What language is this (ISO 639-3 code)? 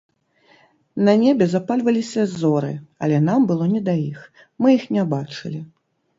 bel